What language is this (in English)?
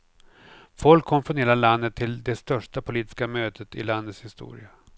Swedish